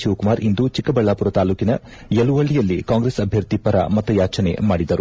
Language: Kannada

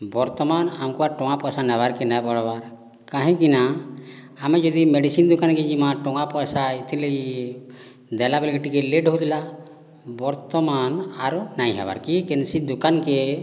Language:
Odia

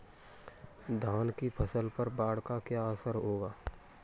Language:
Hindi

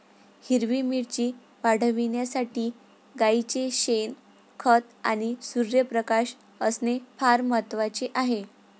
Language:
Marathi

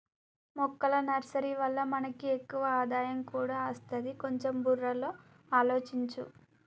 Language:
Telugu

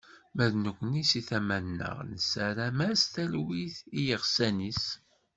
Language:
Kabyle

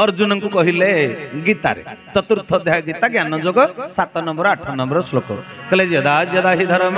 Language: Bangla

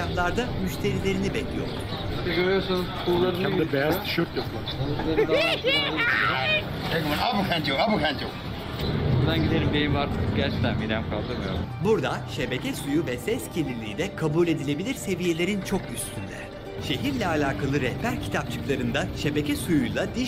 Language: Turkish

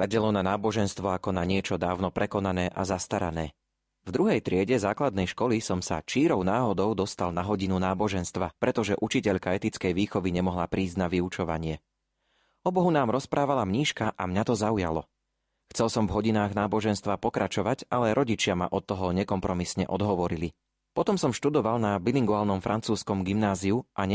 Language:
Slovak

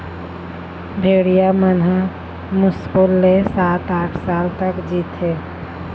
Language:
Chhattisgarhi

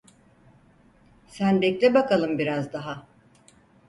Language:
Turkish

